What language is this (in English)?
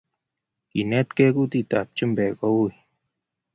Kalenjin